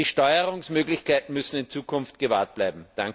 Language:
German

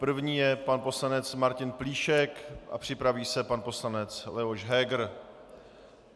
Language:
Czech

